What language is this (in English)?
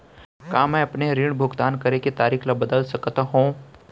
Chhattisgarhi